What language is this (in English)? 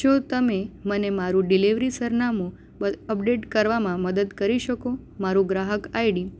Gujarati